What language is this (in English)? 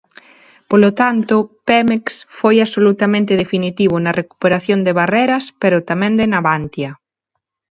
Galician